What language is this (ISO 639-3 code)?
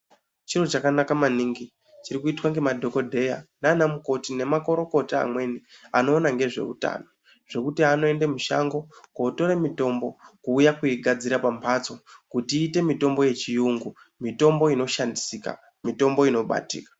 ndc